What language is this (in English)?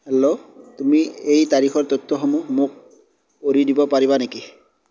Assamese